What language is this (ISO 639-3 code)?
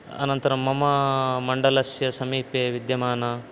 san